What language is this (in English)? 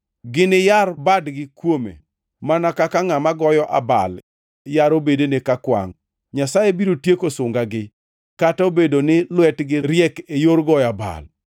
Luo (Kenya and Tanzania)